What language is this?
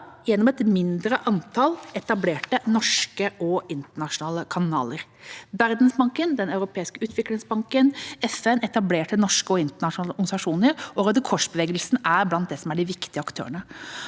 Norwegian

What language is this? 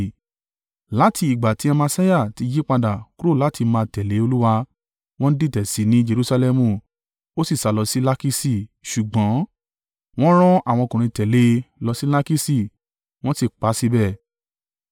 Yoruba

